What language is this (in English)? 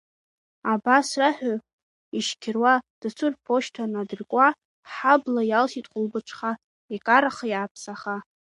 Abkhazian